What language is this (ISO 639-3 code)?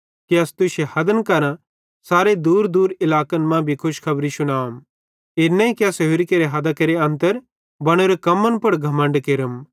bhd